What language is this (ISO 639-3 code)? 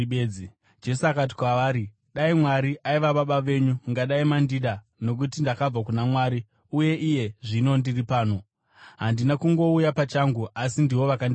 sna